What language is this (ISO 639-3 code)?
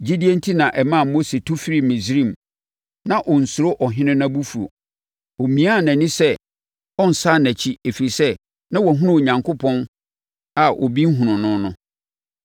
aka